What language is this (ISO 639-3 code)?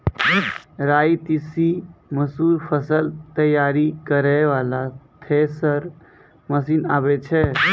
mai